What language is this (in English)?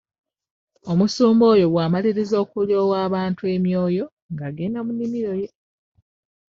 Ganda